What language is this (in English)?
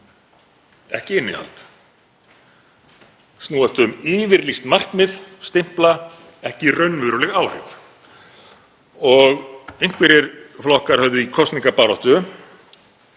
Icelandic